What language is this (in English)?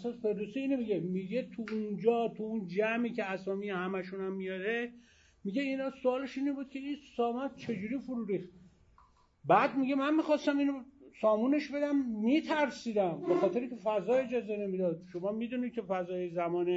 Persian